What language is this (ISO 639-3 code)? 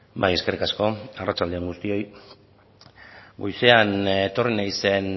eus